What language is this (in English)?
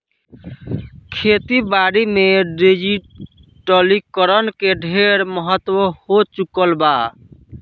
Bhojpuri